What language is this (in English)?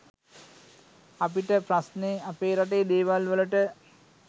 Sinhala